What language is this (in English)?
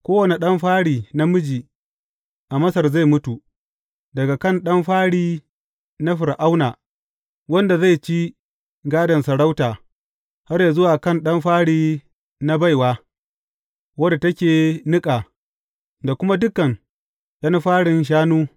Hausa